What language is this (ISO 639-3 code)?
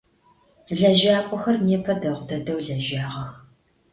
ady